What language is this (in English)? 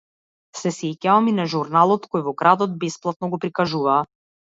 Macedonian